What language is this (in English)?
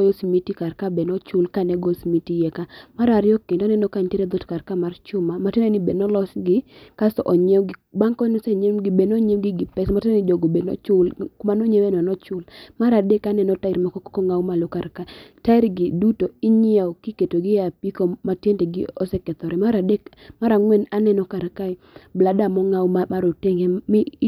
Luo (Kenya and Tanzania)